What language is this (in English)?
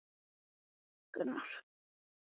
Icelandic